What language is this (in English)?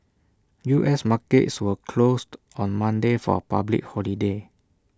English